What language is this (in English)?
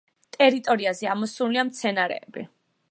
Georgian